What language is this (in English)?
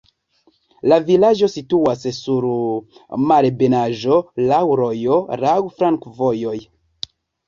Esperanto